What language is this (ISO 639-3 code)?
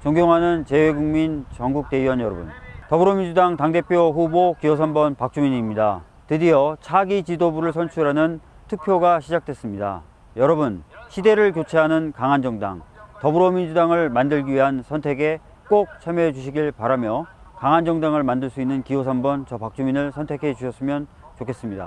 kor